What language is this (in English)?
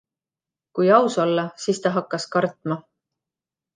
Estonian